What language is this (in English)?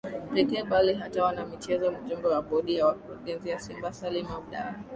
Swahili